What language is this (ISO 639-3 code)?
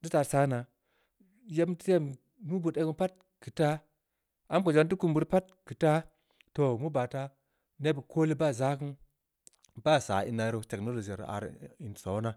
ndi